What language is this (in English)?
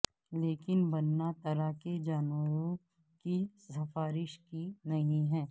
Urdu